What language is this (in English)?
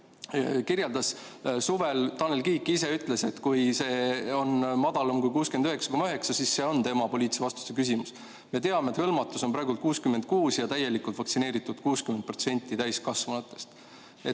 Estonian